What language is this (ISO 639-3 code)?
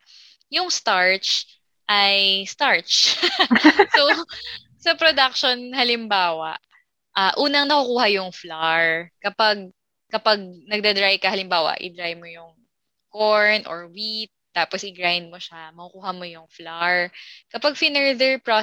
fil